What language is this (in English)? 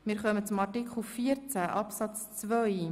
Swiss German